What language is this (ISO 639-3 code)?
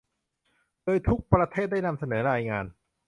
tha